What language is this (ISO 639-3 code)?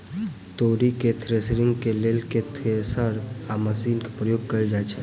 mai